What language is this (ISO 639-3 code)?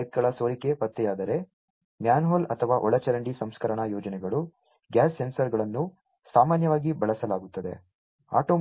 kan